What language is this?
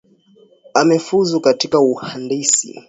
Swahili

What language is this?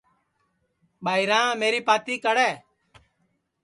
Sansi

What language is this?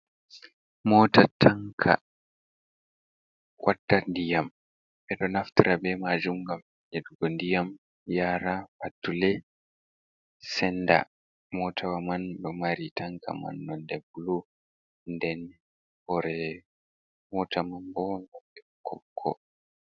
Fula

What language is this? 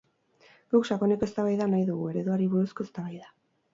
Basque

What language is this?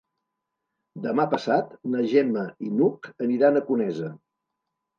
Catalan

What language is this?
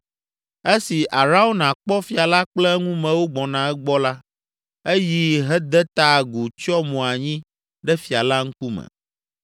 Ewe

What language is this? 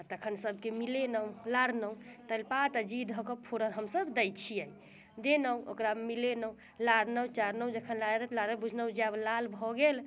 Maithili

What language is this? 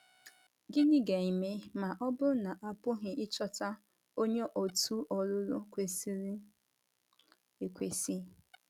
Igbo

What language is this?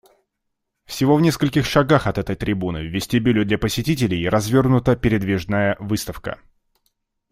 Russian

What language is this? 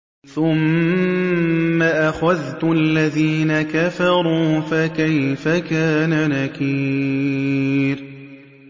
Arabic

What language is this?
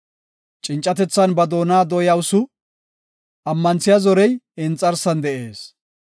Gofa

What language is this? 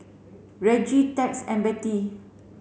English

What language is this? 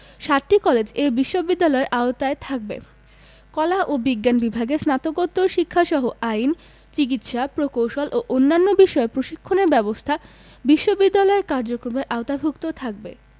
Bangla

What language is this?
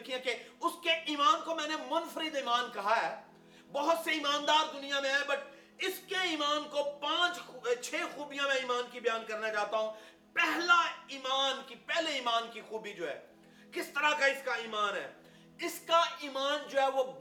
Urdu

